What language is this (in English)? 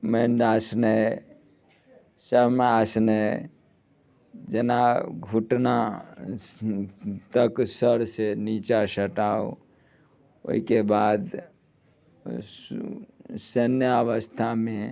Maithili